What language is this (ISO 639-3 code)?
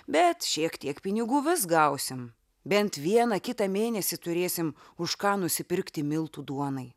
lit